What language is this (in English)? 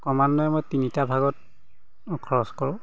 Assamese